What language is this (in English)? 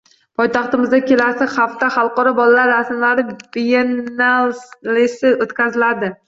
Uzbek